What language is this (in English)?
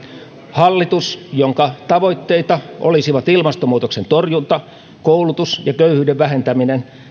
Finnish